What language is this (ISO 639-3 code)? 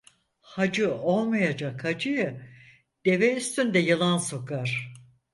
tur